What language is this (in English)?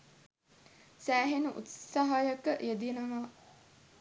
Sinhala